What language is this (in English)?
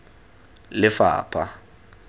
Tswana